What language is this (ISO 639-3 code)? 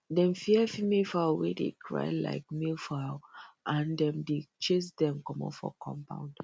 pcm